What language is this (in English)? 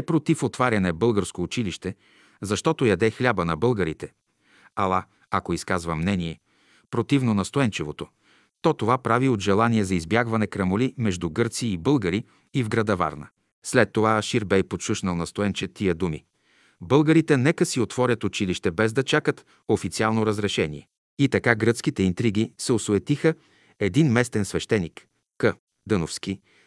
Bulgarian